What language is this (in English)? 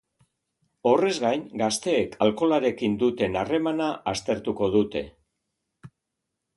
Basque